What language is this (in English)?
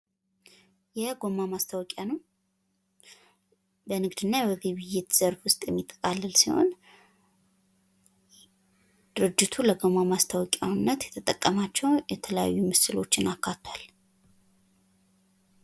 Amharic